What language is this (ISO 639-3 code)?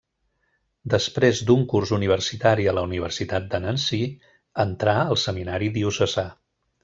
cat